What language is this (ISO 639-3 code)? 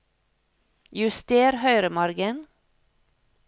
nor